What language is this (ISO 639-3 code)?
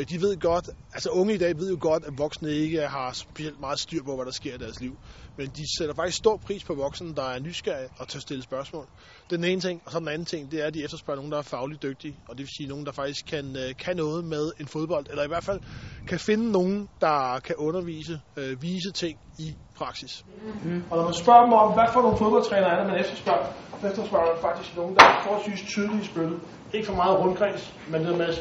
dan